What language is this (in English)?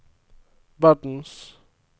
Norwegian